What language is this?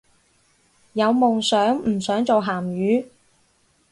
Cantonese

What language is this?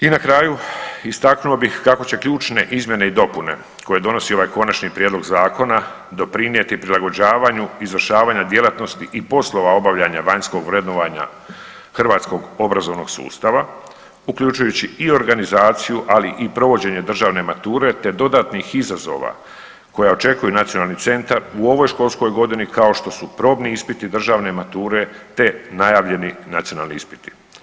Croatian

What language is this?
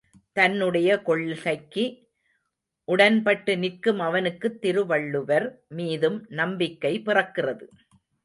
Tamil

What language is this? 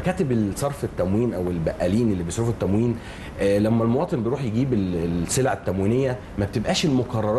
Arabic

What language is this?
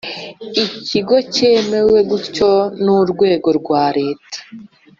Kinyarwanda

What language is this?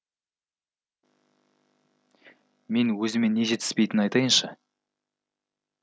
Kazakh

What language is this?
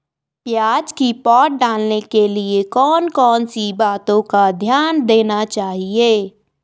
Hindi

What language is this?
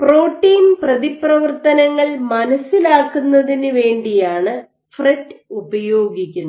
Malayalam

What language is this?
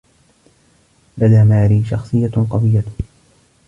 Arabic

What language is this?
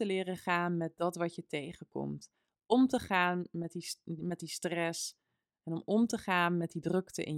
Dutch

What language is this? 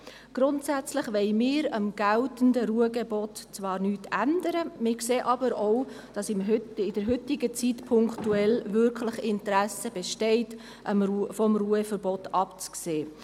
Swiss German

